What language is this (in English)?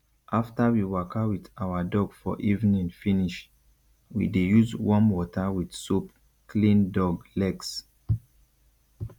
Nigerian Pidgin